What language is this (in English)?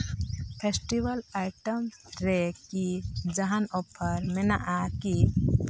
Santali